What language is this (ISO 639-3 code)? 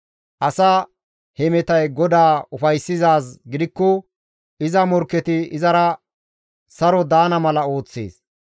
gmv